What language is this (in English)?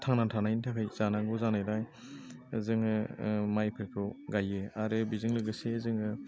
Bodo